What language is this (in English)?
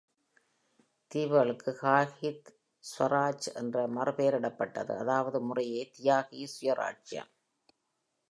Tamil